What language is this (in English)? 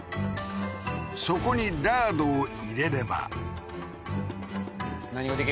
Japanese